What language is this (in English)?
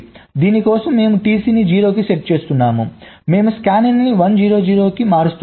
Telugu